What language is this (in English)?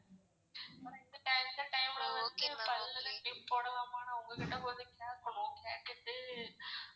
Tamil